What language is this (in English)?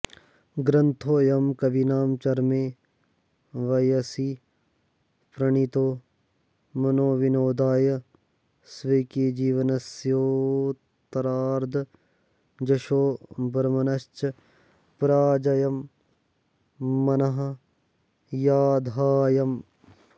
Sanskrit